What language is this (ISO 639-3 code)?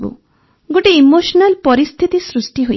ori